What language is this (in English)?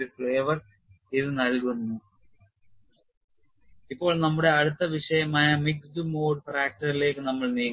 Malayalam